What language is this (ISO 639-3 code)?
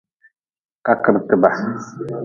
nmz